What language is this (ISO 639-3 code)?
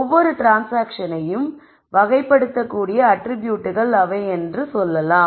tam